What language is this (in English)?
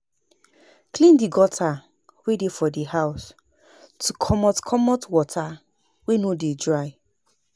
Nigerian Pidgin